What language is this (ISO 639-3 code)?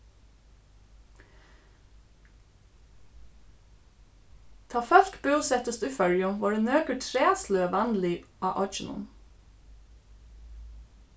fao